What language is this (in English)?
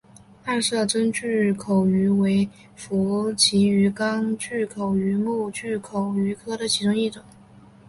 Chinese